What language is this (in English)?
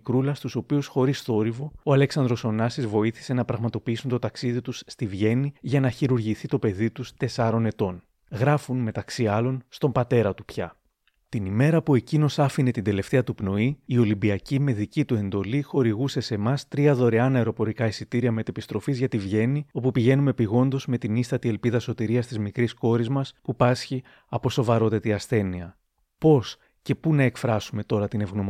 Greek